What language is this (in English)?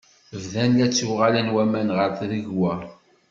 Kabyle